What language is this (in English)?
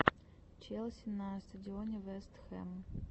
Russian